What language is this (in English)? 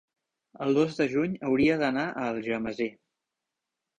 Catalan